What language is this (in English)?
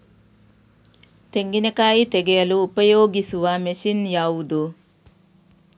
Kannada